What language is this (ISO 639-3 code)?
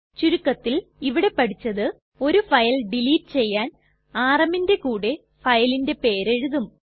mal